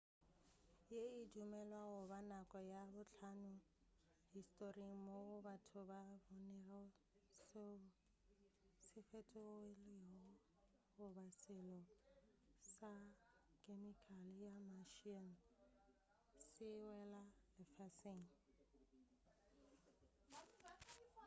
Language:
Northern Sotho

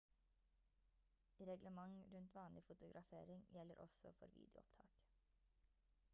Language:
Norwegian Bokmål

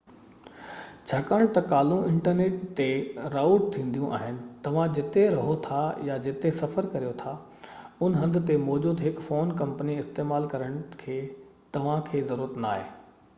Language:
Sindhi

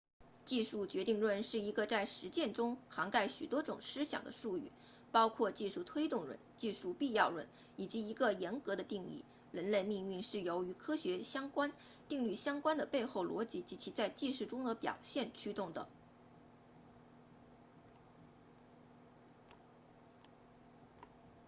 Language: Chinese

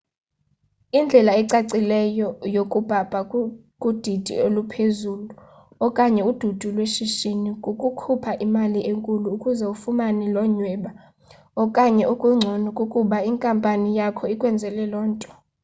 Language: Xhosa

